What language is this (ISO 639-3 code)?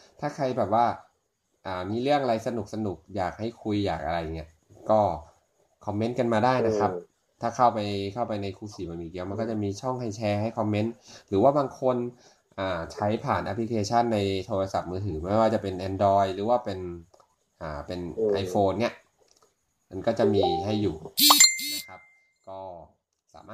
tha